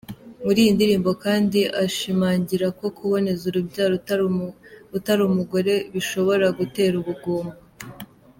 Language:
Kinyarwanda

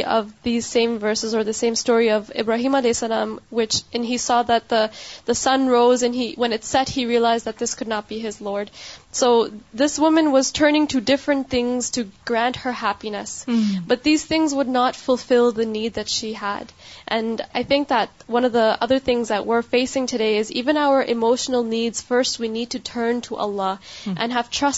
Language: Urdu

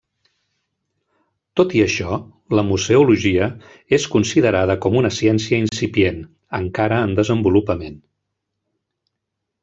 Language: Catalan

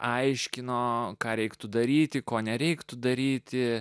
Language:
Lithuanian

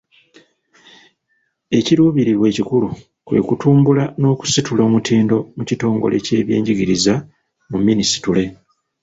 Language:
Ganda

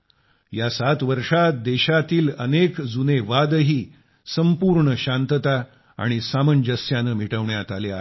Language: Marathi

